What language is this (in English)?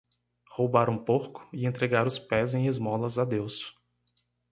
Portuguese